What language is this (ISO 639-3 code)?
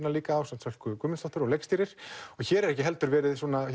isl